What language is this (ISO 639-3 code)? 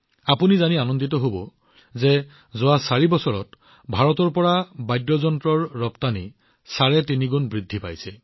asm